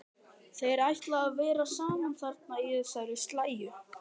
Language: Icelandic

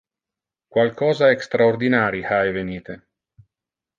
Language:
Interlingua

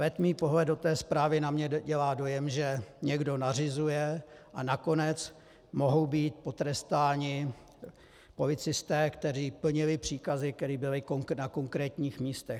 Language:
Czech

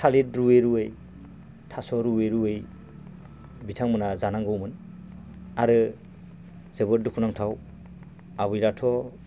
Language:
Bodo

